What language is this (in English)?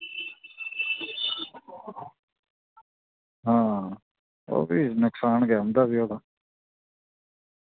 Dogri